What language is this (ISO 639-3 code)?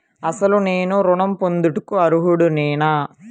tel